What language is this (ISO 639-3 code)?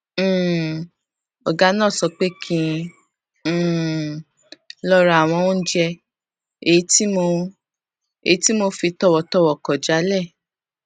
yor